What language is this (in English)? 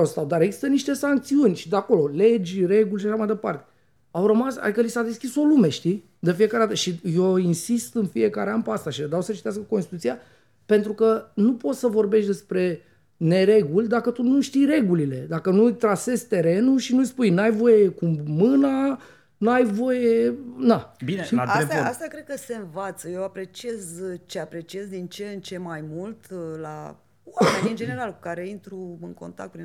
Romanian